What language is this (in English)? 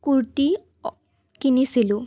Assamese